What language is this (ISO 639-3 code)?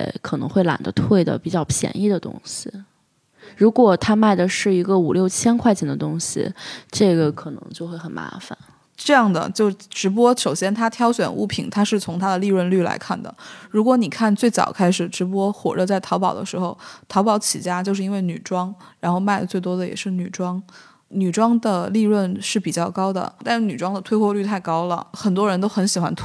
zho